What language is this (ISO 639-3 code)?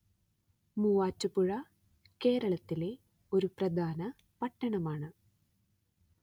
mal